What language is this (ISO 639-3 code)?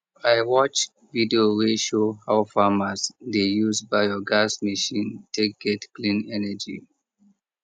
pcm